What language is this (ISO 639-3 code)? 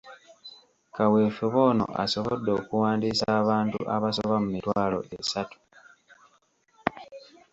lug